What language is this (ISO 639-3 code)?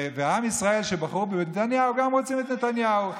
heb